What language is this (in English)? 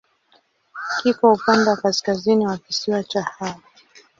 Swahili